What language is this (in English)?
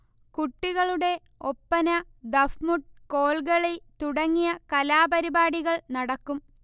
Malayalam